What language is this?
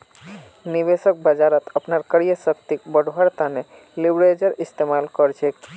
Magahi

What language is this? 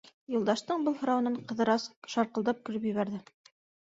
Bashkir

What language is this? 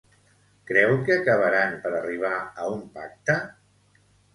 Catalan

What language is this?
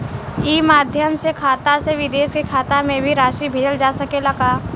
Bhojpuri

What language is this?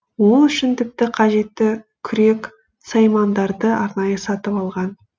Kazakh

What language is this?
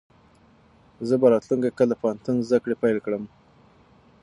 Pashto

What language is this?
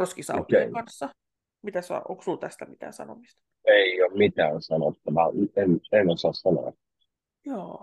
Finnish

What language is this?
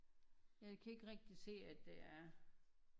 Danish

